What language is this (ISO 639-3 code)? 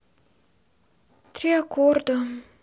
rus